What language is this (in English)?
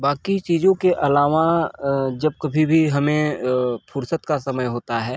Hindi